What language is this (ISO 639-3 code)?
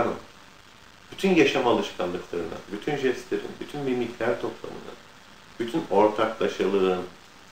tur